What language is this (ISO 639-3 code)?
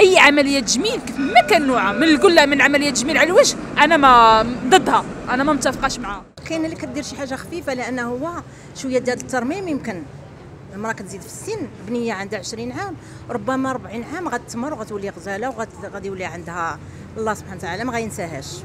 ara